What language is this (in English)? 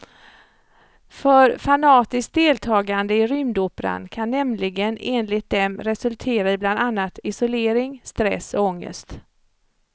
Swedish